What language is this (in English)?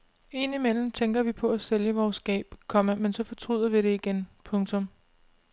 Danish